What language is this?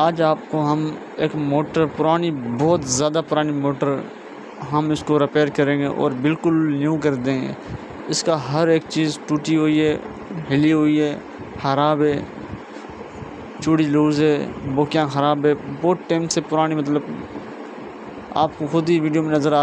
Arabic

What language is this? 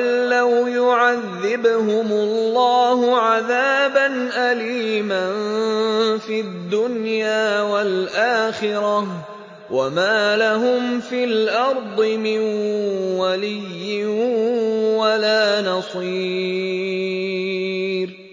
Arabic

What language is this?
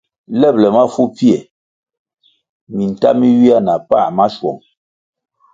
Kwasio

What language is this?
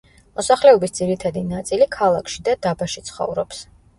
Georgian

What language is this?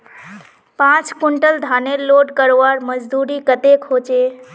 Magahi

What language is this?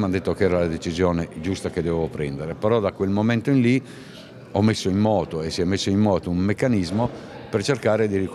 Italian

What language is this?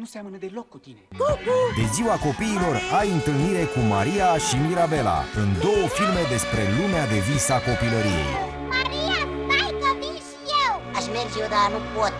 Romanian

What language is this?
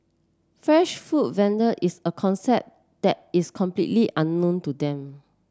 English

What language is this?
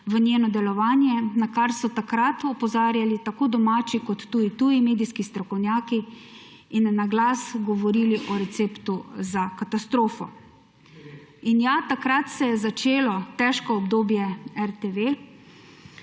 Slovenian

